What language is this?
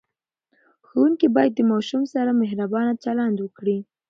Pashto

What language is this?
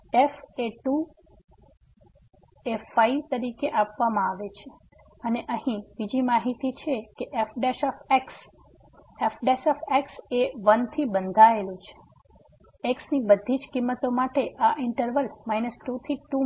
Gujarati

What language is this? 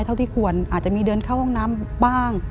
Thai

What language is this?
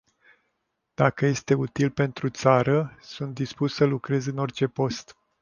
Romanian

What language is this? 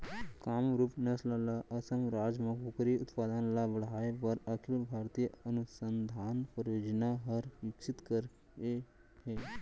Chhattisgarhi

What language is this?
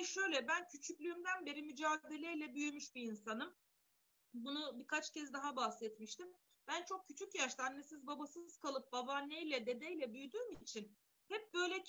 Turkish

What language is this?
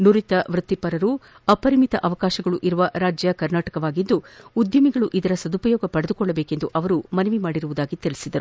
Kannada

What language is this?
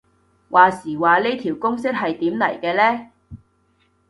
Cantonese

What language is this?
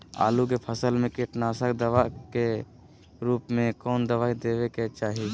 Magahi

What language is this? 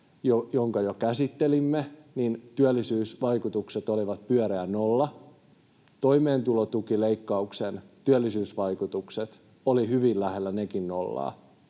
Finnish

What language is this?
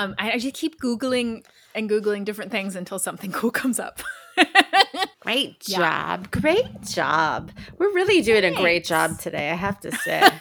English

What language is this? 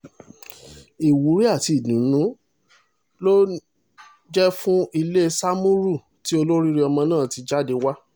Yoruba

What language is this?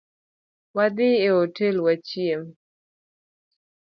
Luo (Kenya and Tanzania)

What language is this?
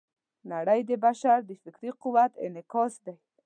Pashto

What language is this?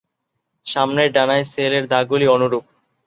Bangla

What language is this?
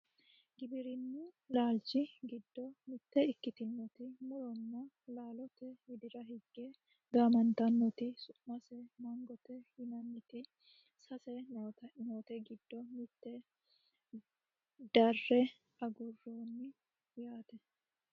Sidamo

